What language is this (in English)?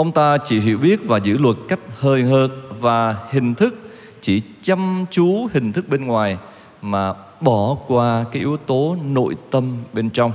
Vietnamese